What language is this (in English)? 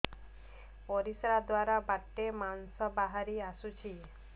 Odia